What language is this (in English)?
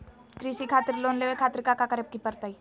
Magahi